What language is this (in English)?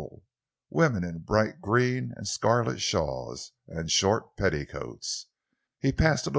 English